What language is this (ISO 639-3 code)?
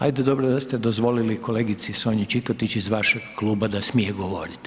hrv